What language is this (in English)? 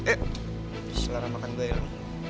Indonesian